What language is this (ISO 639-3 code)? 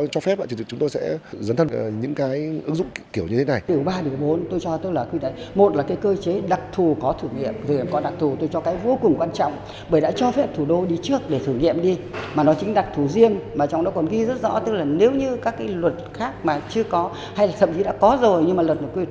vie